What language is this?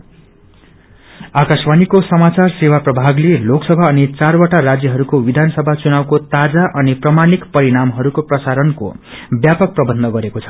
Nepali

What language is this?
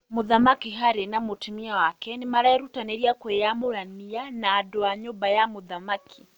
Kikuyu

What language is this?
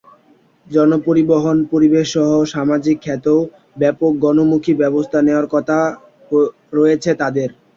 Bangla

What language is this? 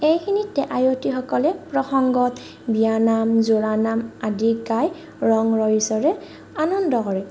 Assamese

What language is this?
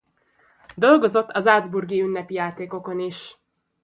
Hungarian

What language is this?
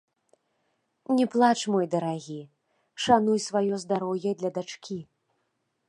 Belarusian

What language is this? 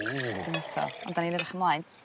Welsh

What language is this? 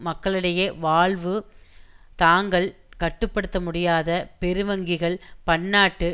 Tamil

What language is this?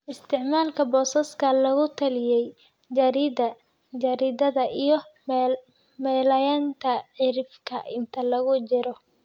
Somali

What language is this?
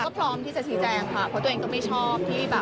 Thai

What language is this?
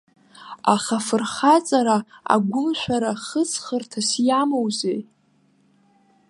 Abkhazian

